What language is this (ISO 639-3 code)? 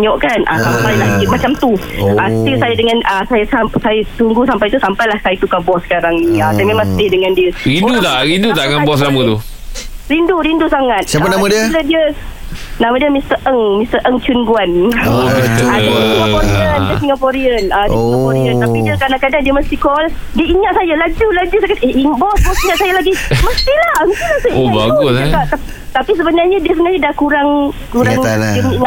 msa